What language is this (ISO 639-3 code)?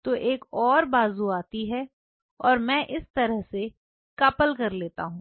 hin